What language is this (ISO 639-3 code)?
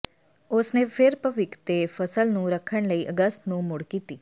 pan